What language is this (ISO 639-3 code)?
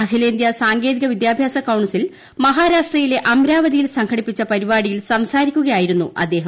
mal